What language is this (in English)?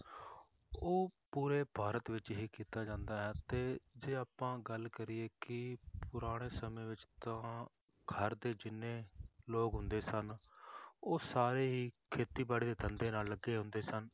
Punjabi